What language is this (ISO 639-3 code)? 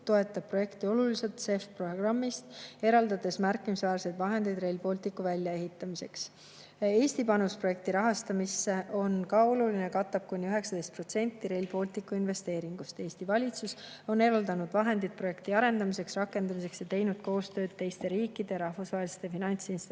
est